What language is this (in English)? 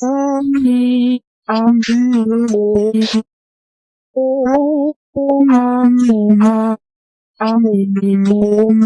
Thai